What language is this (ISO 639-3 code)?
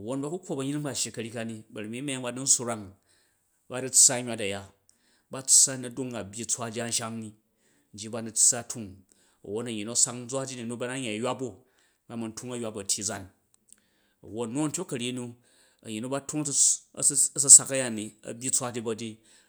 kaj